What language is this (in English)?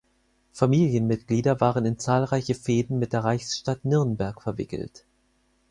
German